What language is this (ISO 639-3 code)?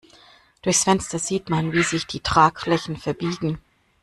deu